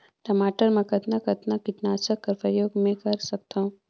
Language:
Chhattisgarhi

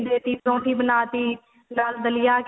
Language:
Punjabi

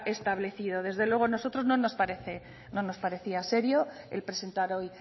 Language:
Spanish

